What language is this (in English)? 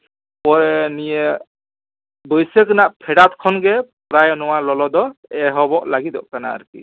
Santali